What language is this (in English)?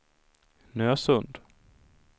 Swedish